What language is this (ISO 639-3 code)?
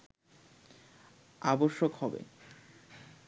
ben